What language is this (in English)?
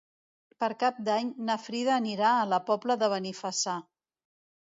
Catalan